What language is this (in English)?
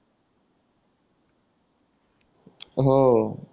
Marathi